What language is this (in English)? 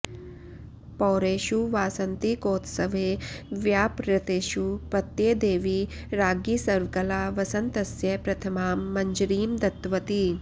Sanskrit